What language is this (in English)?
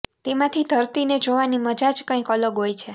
Gujarati